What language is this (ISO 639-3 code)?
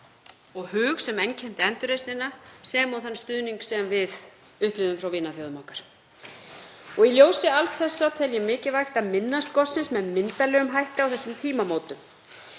isl